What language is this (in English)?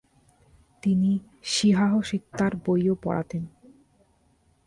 Bangla